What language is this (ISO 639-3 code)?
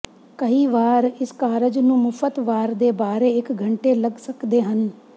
pan